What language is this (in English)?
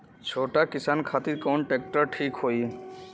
Bhojpuri